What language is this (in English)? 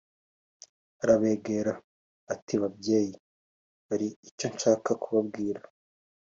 Kinyarwanda